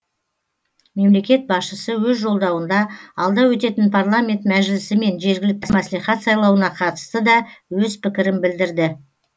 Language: Kazakh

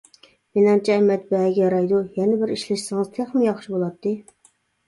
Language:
Uyghur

